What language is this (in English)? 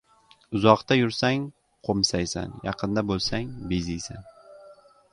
Uzbek